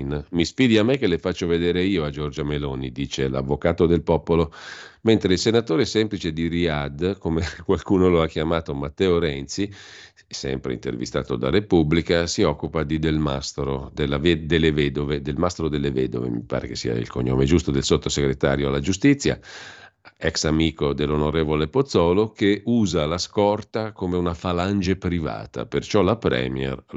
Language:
Italian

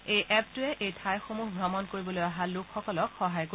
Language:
Assamese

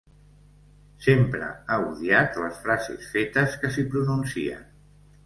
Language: Catalan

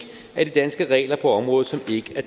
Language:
Danish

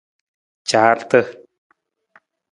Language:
Nawdm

